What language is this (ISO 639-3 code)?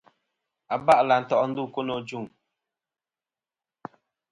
bkm